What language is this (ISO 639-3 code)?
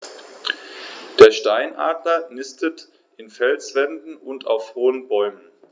deu